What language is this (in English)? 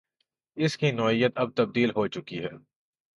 Urdu